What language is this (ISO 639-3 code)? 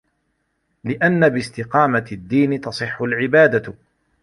ara